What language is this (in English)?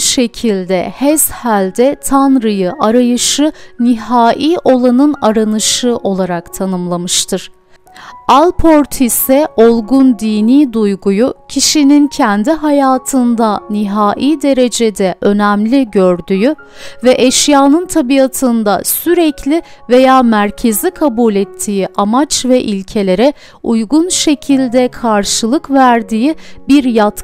Turkish